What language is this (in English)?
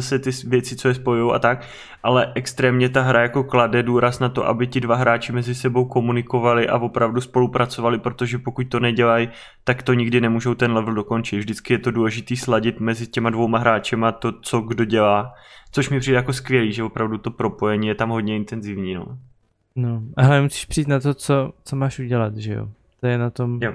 Czech